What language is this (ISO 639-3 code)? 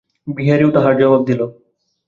ben